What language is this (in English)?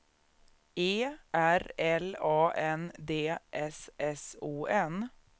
Swedish